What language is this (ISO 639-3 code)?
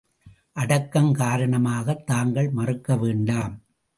tam